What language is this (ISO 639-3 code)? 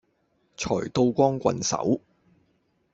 yue